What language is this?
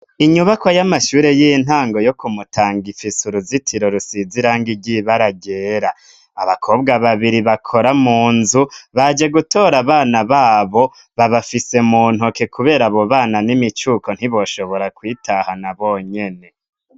Rundi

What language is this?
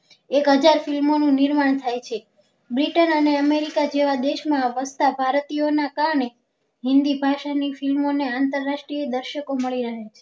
Gujarati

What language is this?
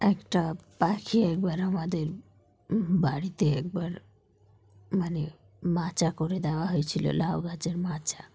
Bangla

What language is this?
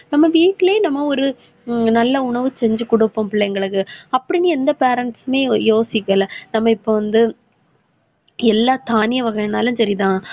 Tamil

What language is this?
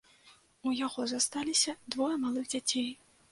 Belarusian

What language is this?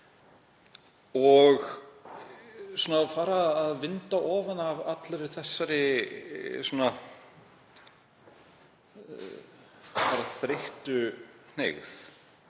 Icelandic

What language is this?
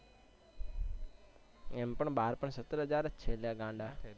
Gujarati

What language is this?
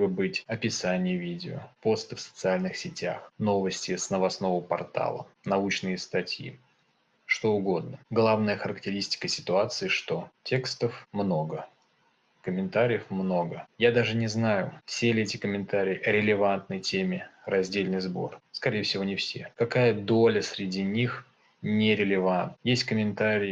Russian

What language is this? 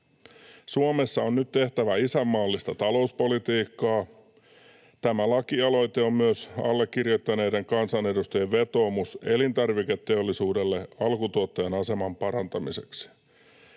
Finnish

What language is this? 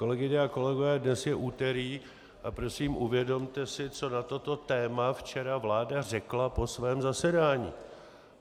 Czech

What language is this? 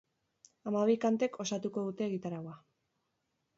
Basque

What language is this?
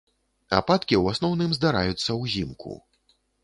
Belarusian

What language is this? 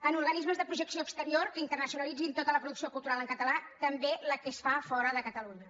Catalan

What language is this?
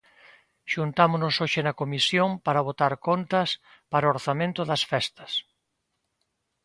Galician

